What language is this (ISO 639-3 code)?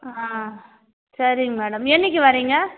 tam